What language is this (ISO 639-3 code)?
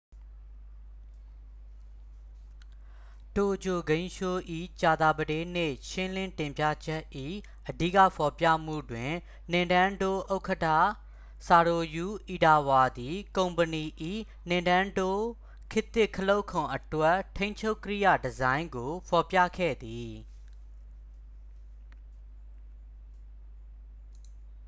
mya